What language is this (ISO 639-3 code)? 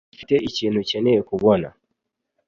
kin